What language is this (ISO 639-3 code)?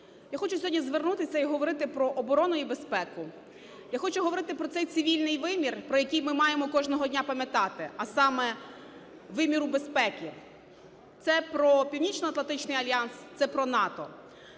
ukr